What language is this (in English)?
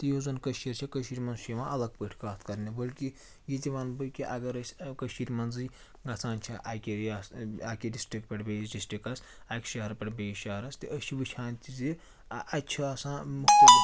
Kashmiri